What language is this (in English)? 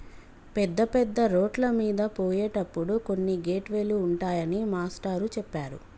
Telugu